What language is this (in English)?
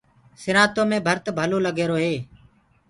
Gurgula